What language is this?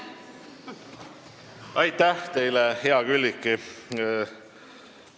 Estonian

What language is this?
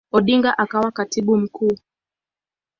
Swahili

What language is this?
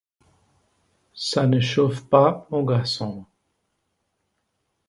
French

